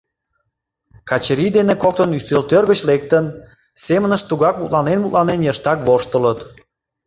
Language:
Mari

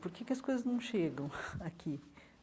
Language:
Portuguese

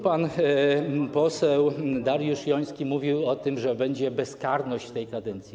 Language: Polish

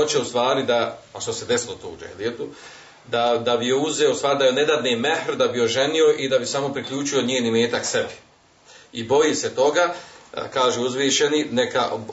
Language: Croatian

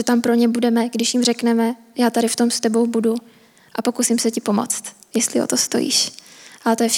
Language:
Czech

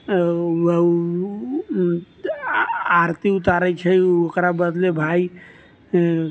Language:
Maithili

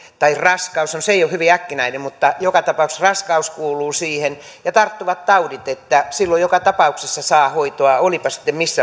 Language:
Finnish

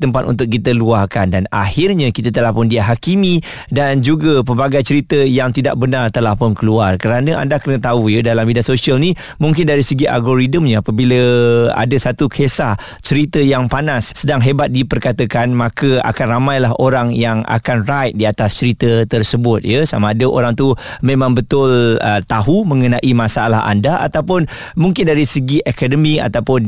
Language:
Malay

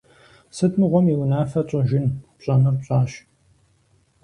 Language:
Kabardian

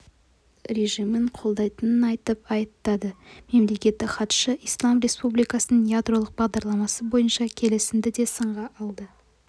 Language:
Kazakh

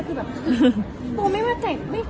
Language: Thai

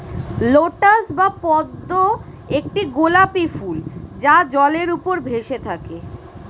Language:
Bangla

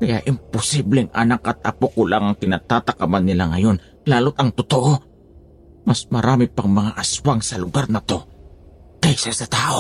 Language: Filipino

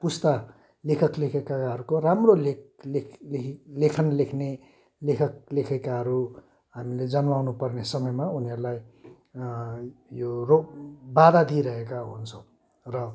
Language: Nepali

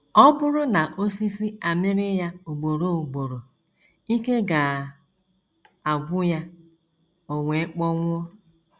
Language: Igbo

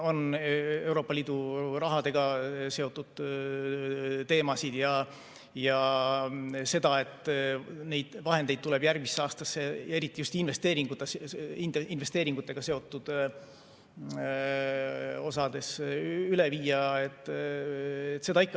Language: Estonian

